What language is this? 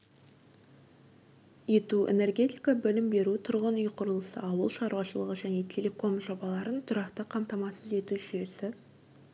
Kazakh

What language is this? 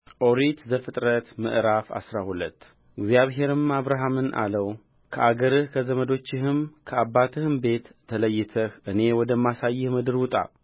Amharic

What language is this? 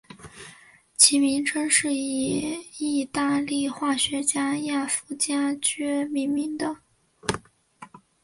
Chinese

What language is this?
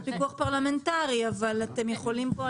Hebrew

